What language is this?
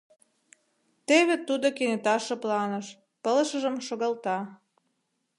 Mari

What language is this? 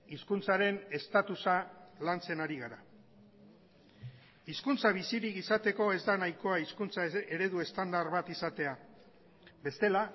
Basque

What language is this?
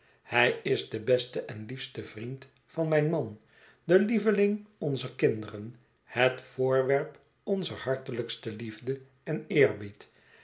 Dutch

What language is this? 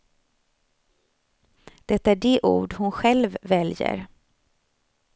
Swedish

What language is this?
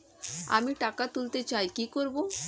Bangla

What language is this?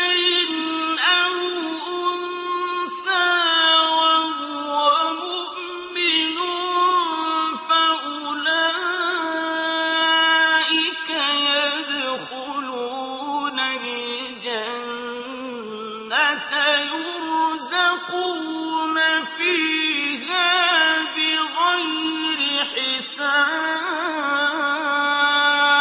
Arabic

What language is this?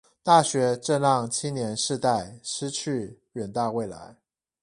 Chinese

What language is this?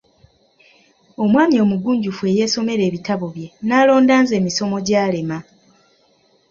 Ganda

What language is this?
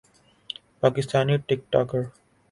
Urdu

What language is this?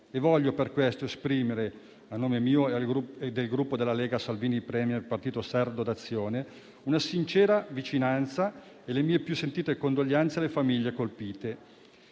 Italian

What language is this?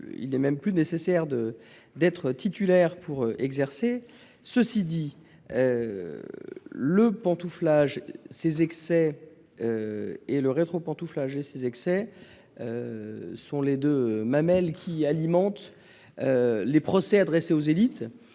French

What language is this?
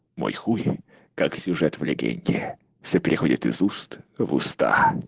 Russian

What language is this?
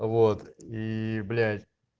Russian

